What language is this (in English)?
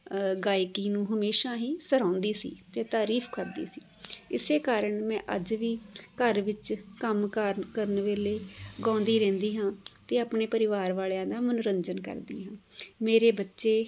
Punjabi